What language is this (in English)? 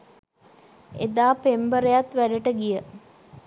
Sinhala